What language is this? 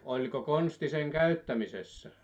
Finnish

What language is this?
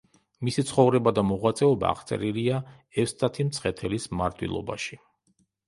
Georgian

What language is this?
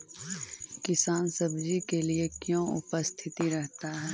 Magahi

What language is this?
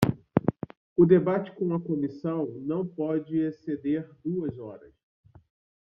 Portuguese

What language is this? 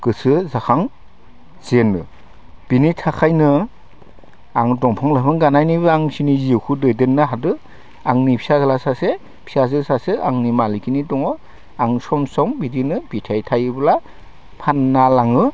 Bodo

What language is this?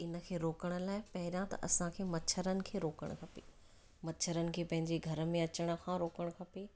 Sindhi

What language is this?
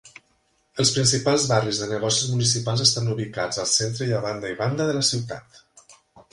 Catalan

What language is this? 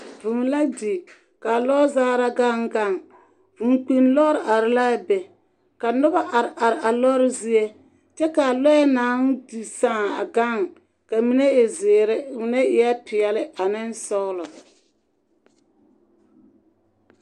Southern Dagaare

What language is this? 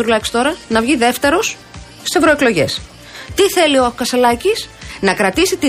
Greek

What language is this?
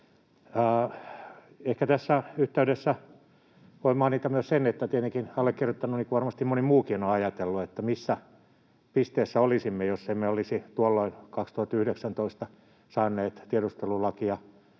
Finnish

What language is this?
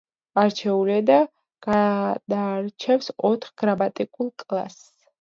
Georgian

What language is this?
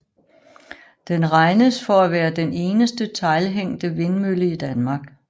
Danish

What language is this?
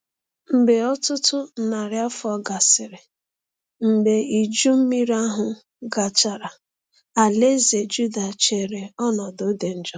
Igbo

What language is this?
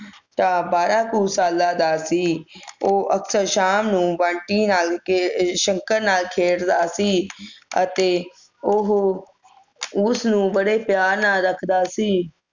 Punjabi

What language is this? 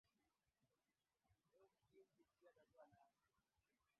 Swahili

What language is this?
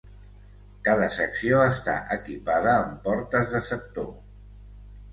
Catalan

